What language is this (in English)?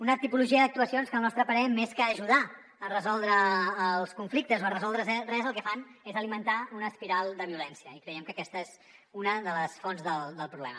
Catalan